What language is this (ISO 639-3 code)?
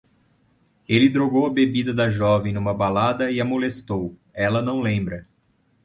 por